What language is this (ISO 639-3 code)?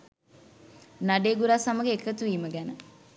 sin